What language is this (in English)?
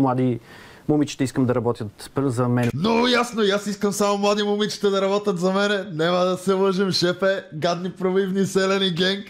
Bulgarian